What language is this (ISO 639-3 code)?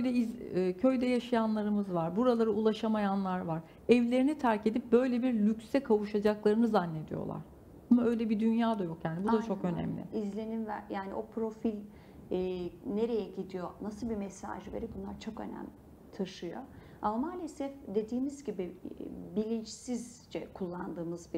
tur